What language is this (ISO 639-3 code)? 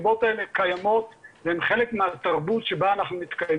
heb